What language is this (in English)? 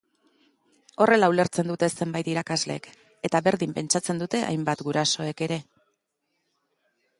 Basque